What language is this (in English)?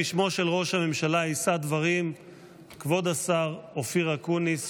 Hebrew